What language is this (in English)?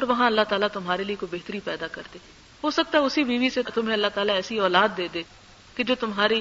Urdu